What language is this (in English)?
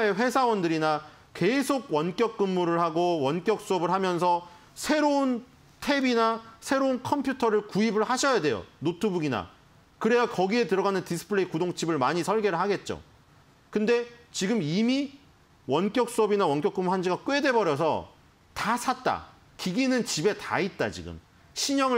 Korean